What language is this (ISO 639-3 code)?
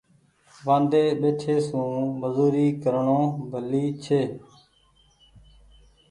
gig